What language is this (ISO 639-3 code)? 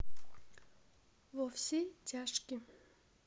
rus